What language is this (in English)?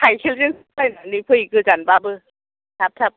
Bodo